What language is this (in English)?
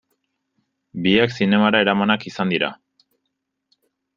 Basque